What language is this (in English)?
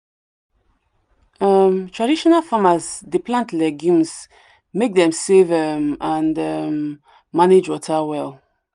Nigerian Pidgin